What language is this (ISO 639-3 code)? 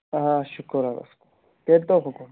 kas